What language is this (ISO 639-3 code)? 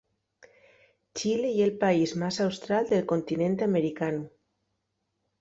ast